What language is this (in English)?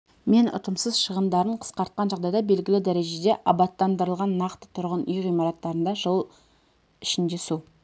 Kazakh